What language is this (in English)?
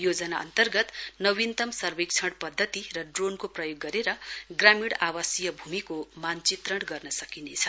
Nepali